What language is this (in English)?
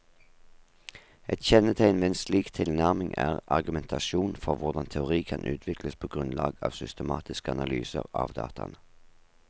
Norwegian